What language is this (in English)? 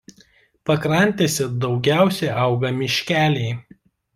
Lithuanian